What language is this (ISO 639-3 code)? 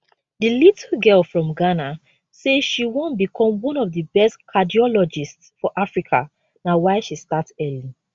pcm